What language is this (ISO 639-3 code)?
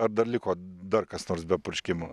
lit